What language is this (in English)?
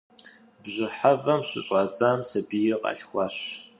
Kabardian